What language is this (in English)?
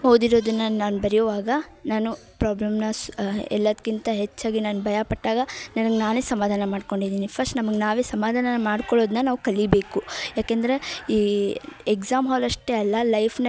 Kannada